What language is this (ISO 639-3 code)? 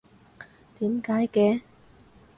yue